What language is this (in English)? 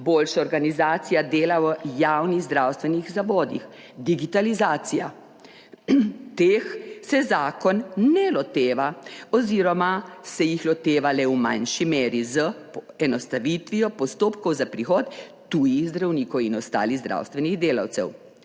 Slovenian